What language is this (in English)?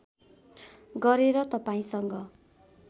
Nepali